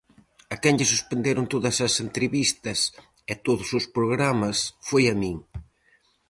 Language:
Galician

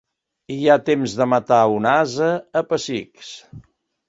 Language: Catalan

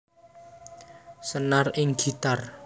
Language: Javanese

